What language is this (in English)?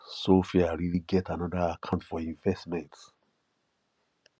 Nigerian Pidgin